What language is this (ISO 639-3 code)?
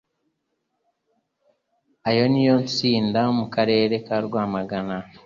kin